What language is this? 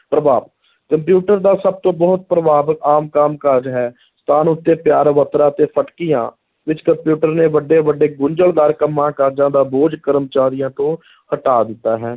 Punjabi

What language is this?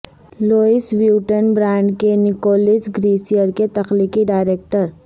Urdu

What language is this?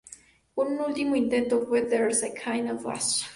Spanish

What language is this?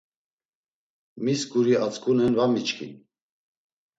Laz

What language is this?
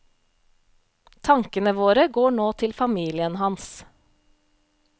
Norwegian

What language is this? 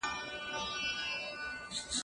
Pashto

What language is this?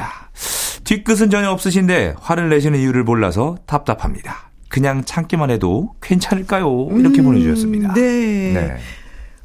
Korean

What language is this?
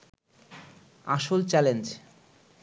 Bangla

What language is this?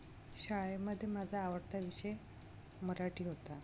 Marathi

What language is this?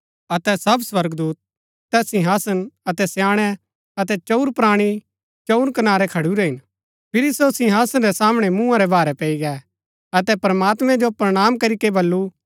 Gaddi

